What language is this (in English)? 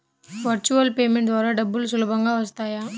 Telugu